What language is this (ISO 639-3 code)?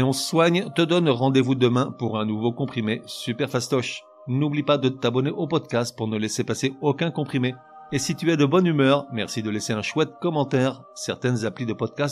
fra